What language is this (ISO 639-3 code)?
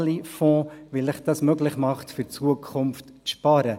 gsw